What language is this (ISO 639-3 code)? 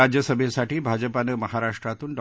mar